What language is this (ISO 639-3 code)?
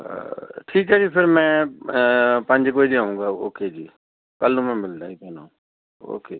pan